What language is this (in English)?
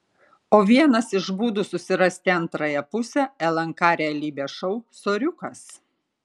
Lithuanian